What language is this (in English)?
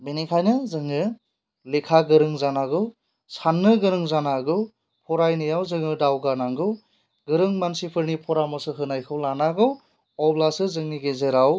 Bodo